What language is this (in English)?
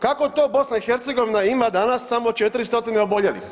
Croatian